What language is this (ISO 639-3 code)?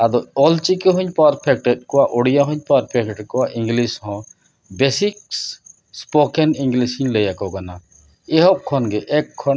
sat